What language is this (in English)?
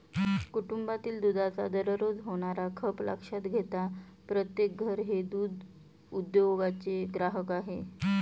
Marathi